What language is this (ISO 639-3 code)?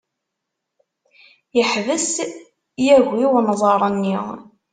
kab